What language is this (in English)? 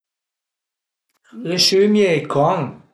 Piedmontese